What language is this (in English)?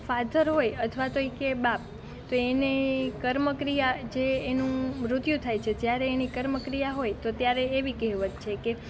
Gujarati